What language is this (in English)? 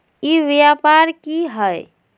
Magahi